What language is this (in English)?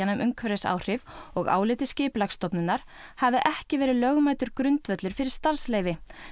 Icelandic